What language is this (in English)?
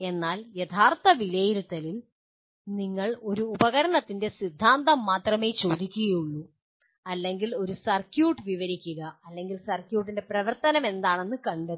Malayalam